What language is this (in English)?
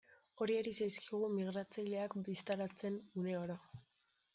Basque